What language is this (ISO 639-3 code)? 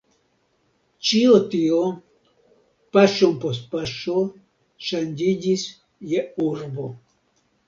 epo